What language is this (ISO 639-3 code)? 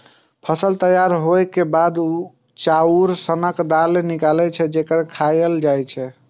mai